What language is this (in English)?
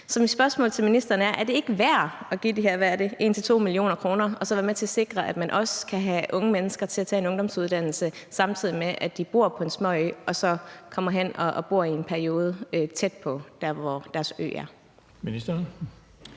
Danish